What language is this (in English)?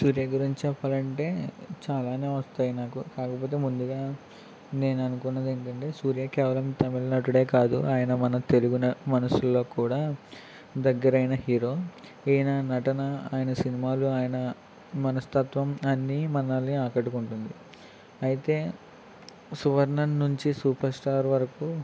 Telugu